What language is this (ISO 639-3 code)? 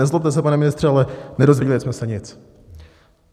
ces